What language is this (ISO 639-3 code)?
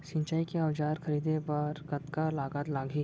hne